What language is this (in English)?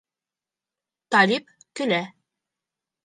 Bashkir